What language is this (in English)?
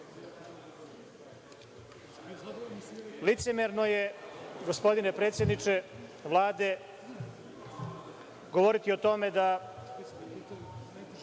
Serbian